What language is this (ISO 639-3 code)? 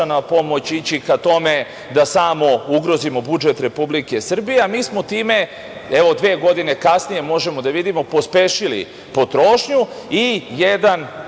srp